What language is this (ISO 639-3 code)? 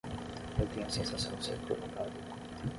por